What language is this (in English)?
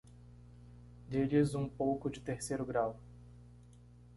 Portuguese